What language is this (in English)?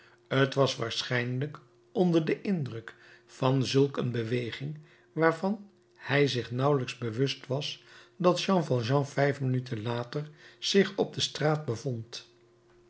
Dutch